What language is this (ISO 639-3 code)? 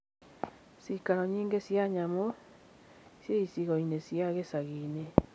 kik